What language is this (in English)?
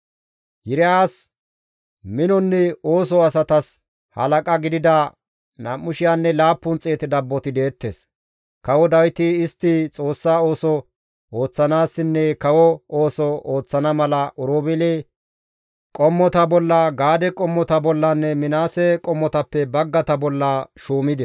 Gamo